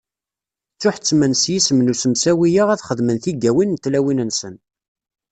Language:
Kabyle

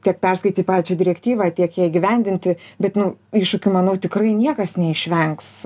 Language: Lithuanian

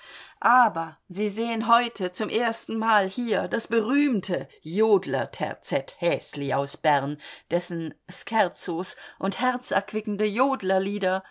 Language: German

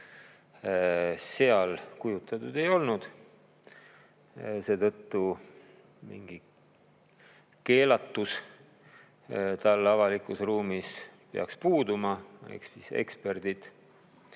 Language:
Estonian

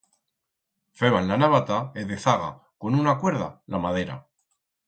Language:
Aragonese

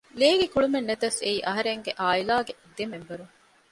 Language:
Divehi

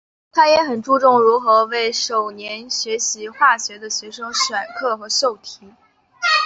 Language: Chinese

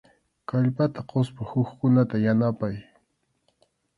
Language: Arequipa-La Unión Quechua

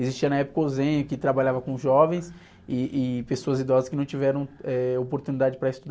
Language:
Portuguese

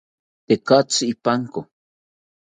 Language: South Ucayali Ashéninka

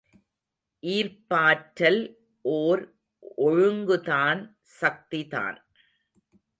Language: Tamil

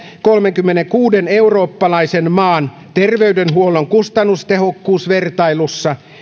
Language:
Finnish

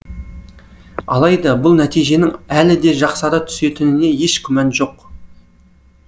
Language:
Kazakh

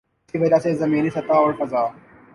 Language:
Urdu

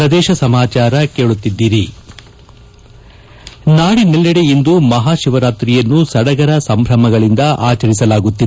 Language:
Kannada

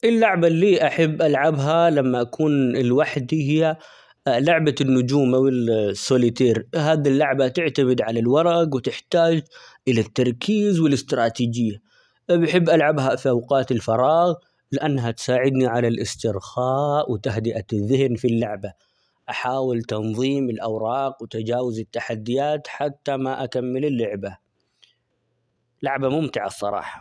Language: Omani Arabic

